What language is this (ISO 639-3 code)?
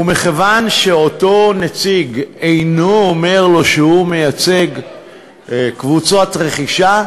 heb